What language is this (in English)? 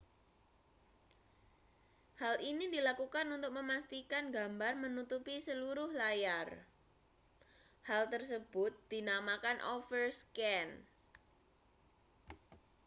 Indonesian